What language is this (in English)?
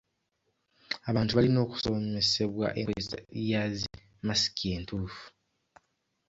Ganda